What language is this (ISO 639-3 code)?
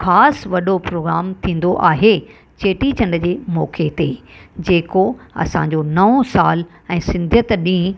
snd